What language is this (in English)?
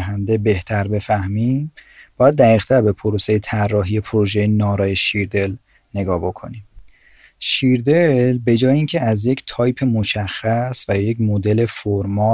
Persian